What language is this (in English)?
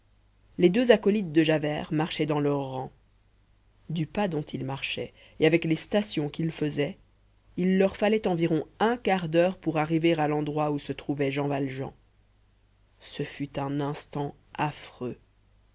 French